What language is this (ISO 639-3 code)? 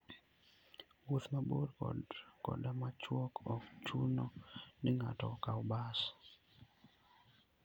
luo